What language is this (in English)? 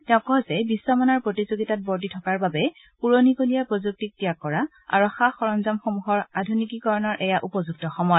Assamese